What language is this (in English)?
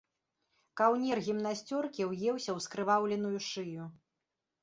Belarusian